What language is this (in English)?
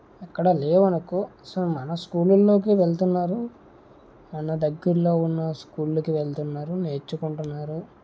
Telugu